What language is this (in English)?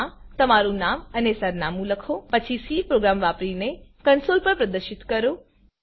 Gujarati